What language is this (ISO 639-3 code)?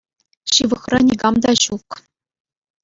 chv